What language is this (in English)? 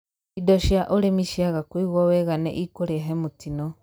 Kikuyu